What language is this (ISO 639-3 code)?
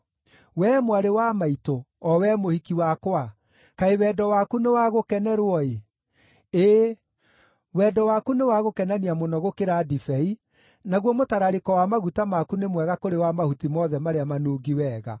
kik